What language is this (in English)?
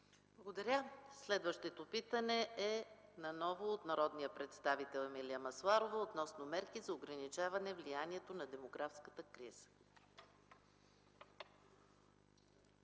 Bulgarian